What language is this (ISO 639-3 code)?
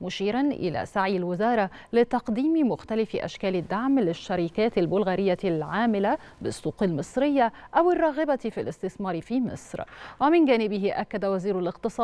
ara